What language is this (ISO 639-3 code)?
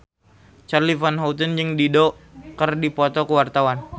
sun